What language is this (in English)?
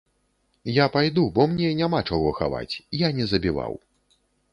Belarusian